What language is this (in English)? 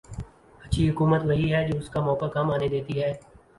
Urdu